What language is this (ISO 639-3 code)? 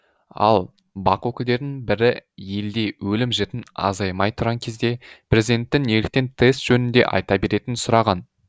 kaz